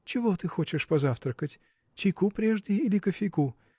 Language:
Russian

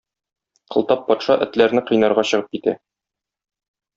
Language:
Tatar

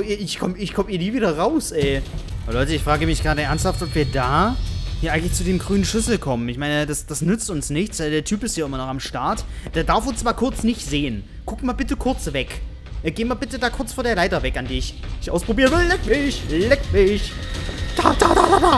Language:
German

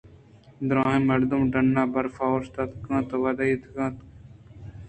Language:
Eastern Balochi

